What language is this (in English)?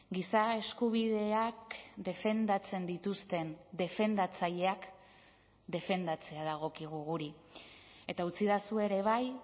Basque